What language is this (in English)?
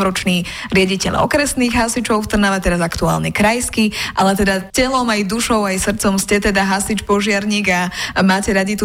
Slovak